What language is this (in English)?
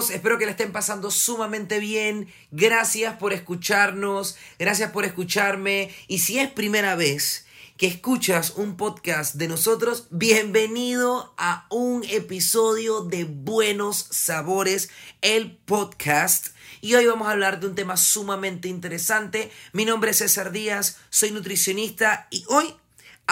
Spanish